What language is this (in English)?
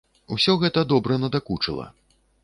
Belarusian